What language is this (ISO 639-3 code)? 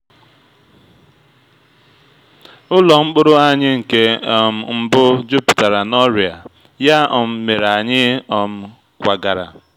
ibo